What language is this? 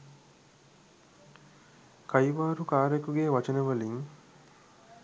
Sinhala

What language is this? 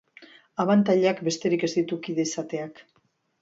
Basque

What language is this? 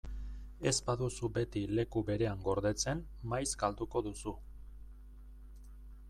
Basque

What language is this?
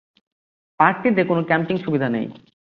Bangla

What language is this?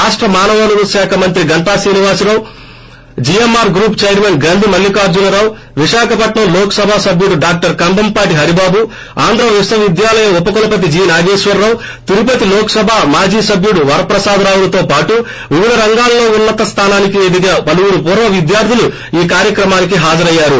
Telugu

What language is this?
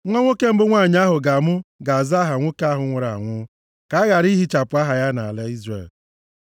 Igbo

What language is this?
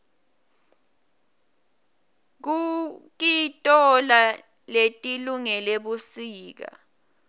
Swati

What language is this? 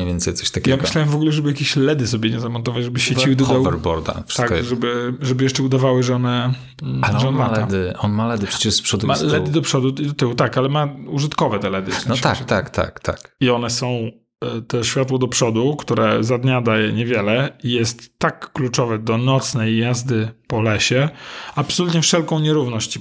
Polish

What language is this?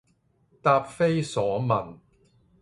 Cantonese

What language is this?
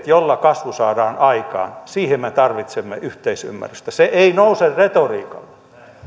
Finnish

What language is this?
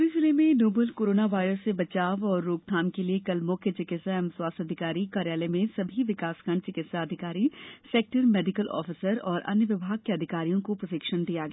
Hindi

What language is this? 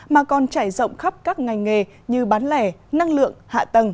Vietnamese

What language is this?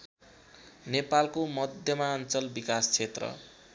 Nepali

